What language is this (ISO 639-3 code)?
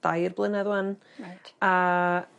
cym